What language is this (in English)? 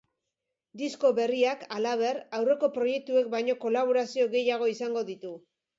Basque